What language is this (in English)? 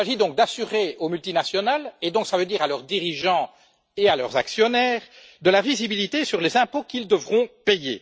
French